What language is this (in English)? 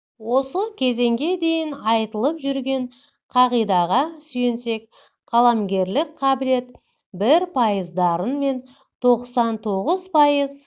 Kazakh